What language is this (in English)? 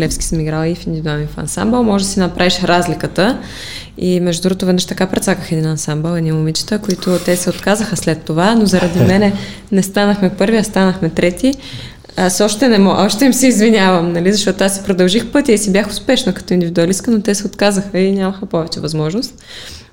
Bulgarian